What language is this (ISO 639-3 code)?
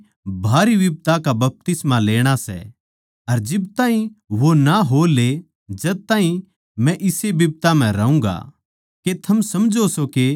bgc